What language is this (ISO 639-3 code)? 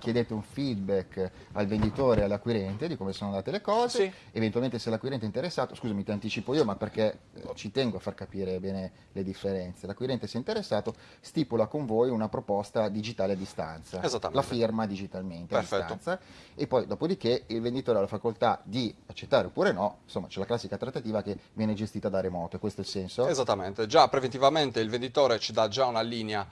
ita